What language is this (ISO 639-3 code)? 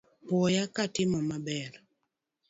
luo